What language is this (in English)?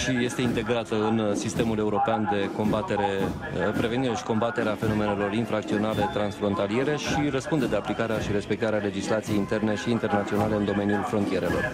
Romanian